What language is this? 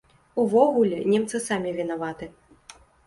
Belarusian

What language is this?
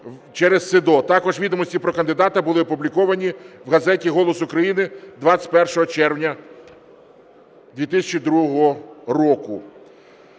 Ukrainian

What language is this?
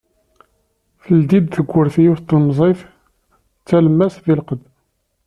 Kabyle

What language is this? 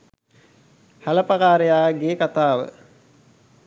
Sinhala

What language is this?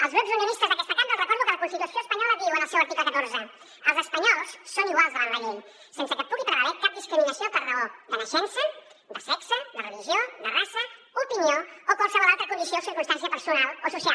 Catalan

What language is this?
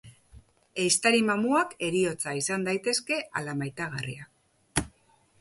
Basque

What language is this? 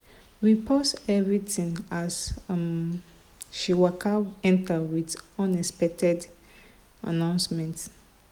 Nigerian Pidgin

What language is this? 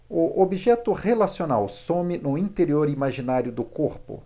Portuguese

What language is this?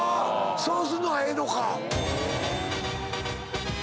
Japanese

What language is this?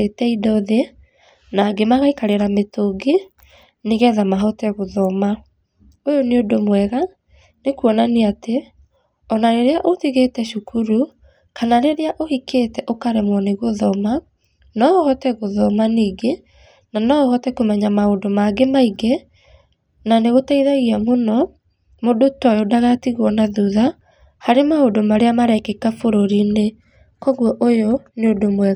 Kikuyu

